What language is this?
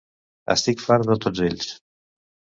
Catalan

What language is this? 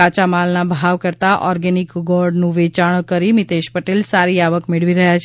Gujarati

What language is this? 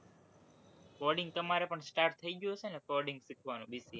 Gujarati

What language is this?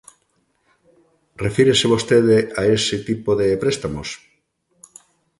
Galician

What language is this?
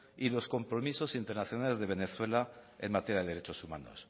Spanish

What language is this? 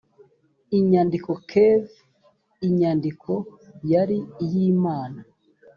Kinyarwanda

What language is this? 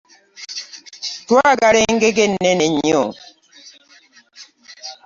Ganda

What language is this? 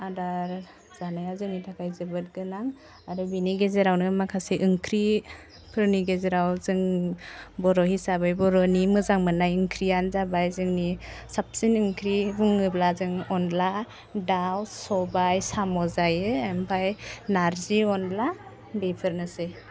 Bodo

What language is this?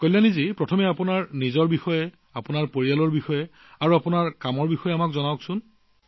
Assamese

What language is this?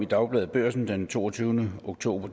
Danish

